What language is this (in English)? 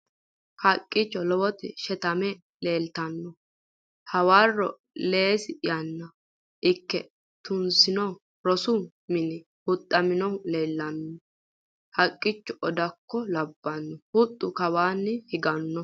Sidamo